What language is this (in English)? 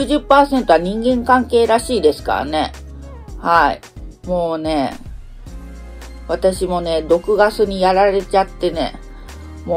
Japanese